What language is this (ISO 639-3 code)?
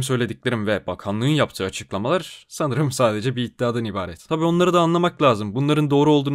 tur